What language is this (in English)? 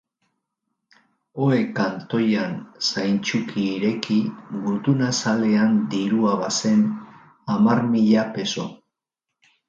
Basque